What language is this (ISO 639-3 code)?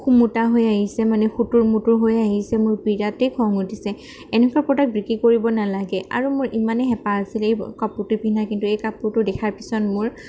asm